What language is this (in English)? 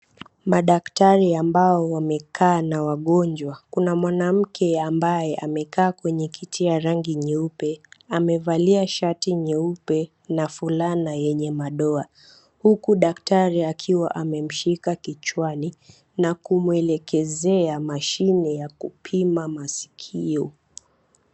Swahili